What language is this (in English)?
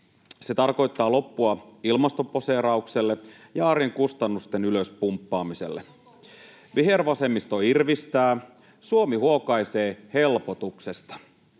Finnish